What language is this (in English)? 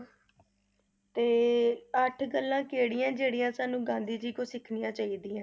Punjabi